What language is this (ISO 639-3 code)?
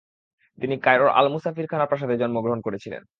ben